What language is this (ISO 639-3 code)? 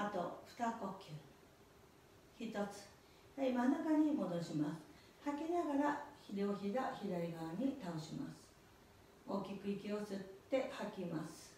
jpn